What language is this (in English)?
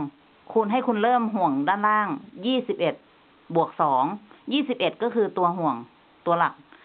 Thai